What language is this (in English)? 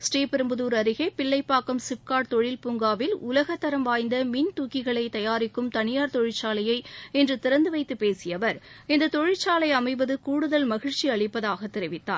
Tamil